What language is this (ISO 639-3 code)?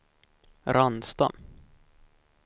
swe